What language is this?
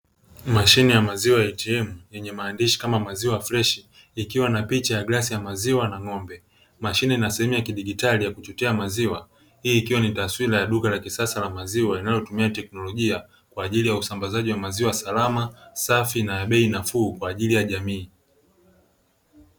Swahili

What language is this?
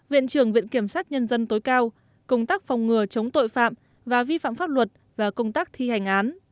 Vietnamese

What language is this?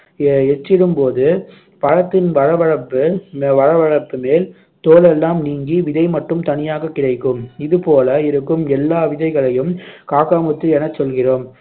Tamil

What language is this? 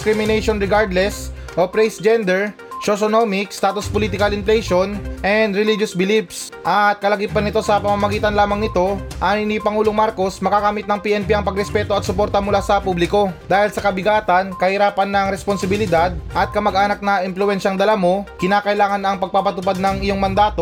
Filipino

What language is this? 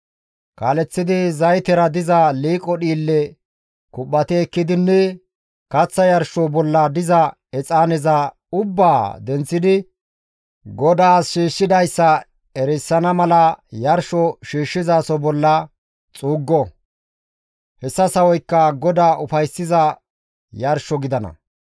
Gamo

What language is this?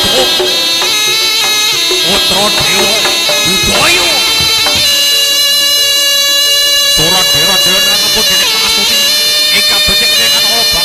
Indonesian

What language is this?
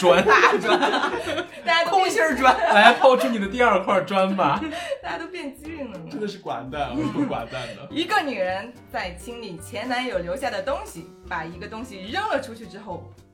Chinese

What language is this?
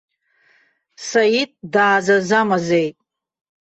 Abkhazian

